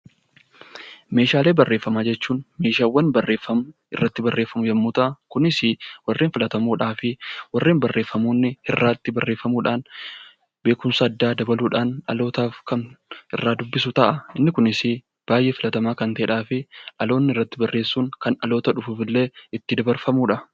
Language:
Oromo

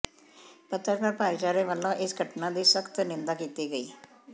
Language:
Punjabi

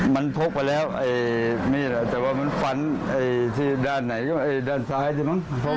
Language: Thai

